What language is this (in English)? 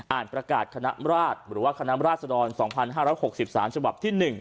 Thai